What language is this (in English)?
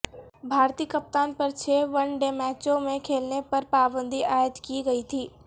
Urdu